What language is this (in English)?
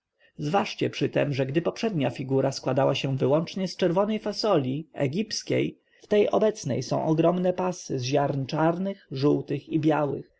Polish